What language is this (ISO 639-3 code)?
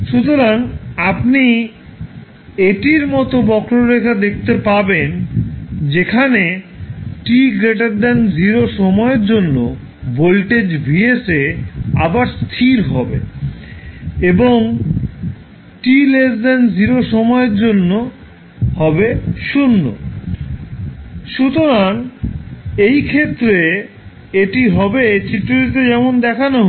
ben